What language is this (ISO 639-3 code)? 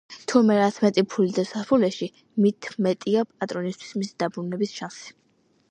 kat